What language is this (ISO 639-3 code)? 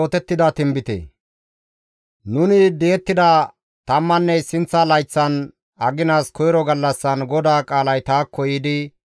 gmv